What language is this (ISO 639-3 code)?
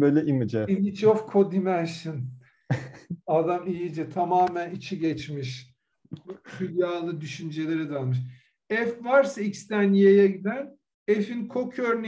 tur